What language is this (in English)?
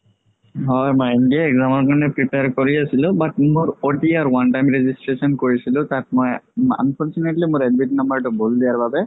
Assamese